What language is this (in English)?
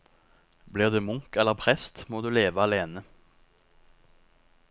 Norwegian